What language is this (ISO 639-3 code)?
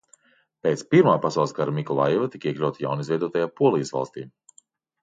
lav